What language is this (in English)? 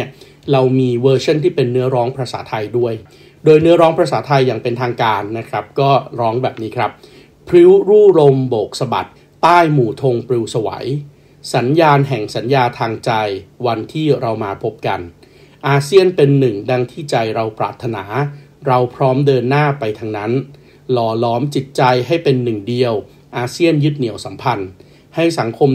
Thai